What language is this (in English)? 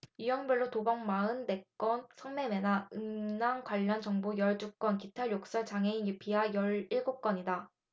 Korean